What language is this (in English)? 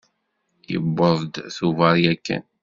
Kabyle